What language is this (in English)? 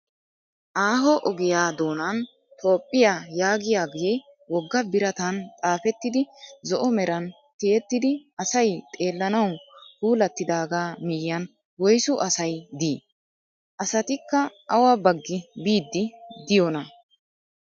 Wolaytta